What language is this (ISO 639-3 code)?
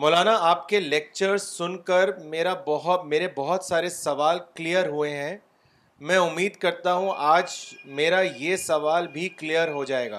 urd